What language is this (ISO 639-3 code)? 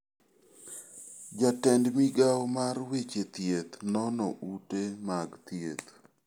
luo